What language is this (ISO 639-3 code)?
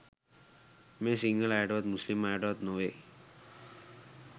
sin